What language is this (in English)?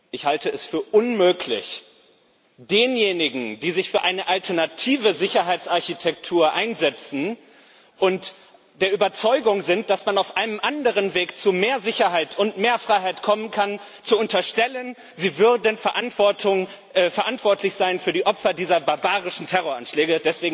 German